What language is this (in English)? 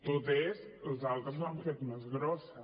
Catalan